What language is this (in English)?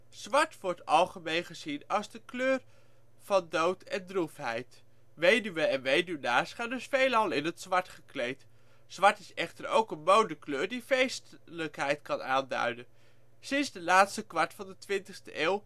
Dutch